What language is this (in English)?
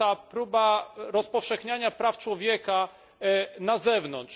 Polish